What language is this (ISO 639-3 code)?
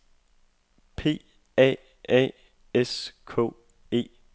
dan